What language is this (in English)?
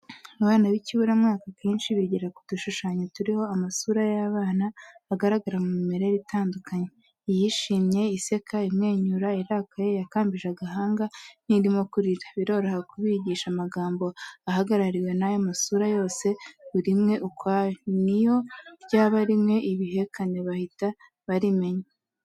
Kinyarwanda